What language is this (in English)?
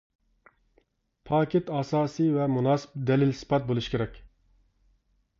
Uyghur